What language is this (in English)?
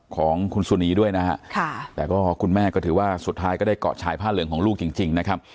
Thai